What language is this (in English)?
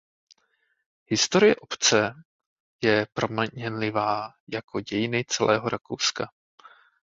Czech